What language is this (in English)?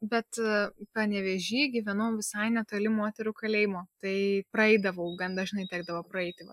Lithuanian